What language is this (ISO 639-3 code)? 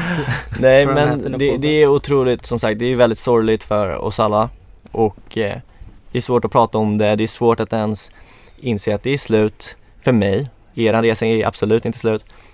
swe